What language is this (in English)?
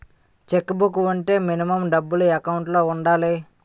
Telugu